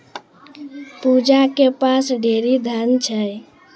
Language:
Maithili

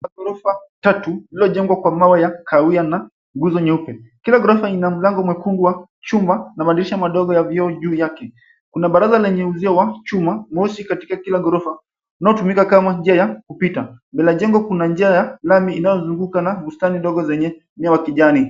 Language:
Swahili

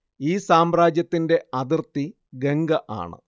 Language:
Malayalam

